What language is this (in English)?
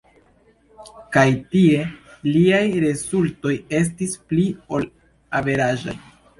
Esperanto